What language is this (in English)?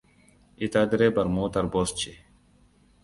Hausa